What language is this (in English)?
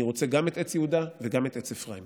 Hebrew